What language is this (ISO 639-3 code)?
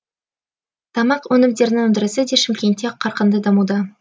kaz